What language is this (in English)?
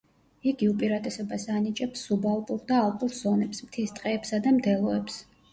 Georgian